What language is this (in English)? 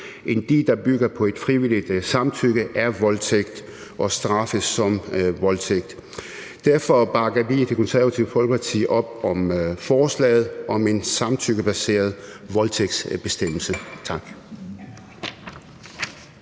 Danish